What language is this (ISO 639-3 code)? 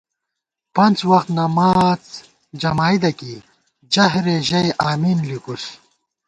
gwt